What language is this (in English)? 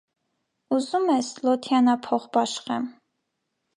Armenian